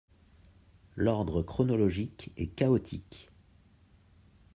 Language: French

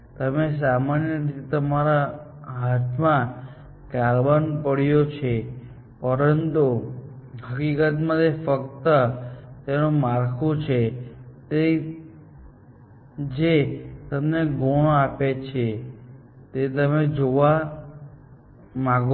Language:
Gujarati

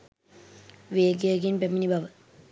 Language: Sinhala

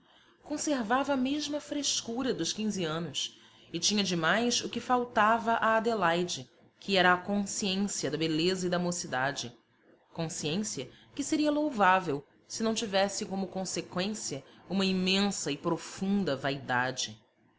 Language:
Portuguese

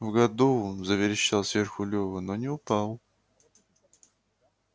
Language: Russian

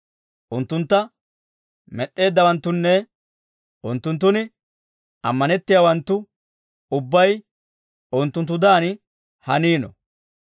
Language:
Dawro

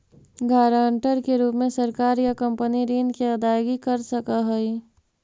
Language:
Magahi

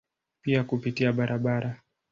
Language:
Swahili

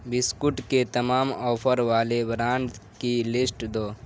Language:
Urdu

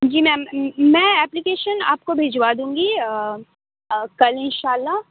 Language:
Urdu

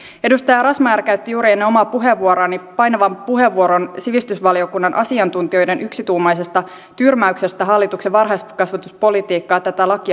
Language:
Finnish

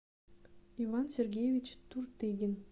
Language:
Russian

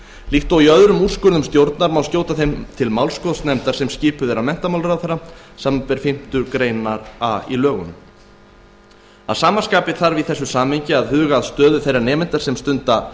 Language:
Icelandic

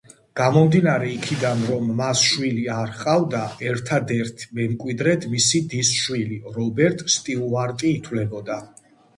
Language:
Georgian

